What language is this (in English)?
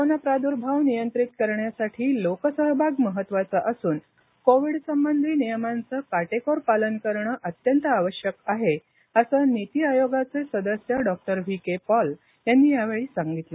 Marathi